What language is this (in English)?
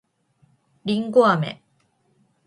Japanese